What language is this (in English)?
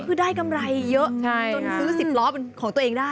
Thai